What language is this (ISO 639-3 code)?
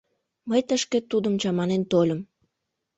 chm